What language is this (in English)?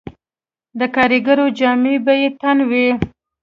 Pashto